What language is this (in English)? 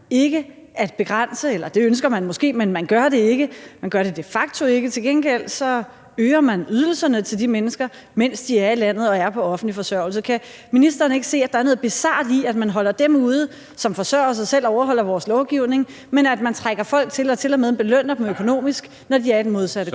Danish